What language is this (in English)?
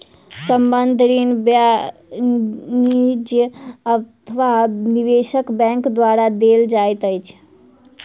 Maithili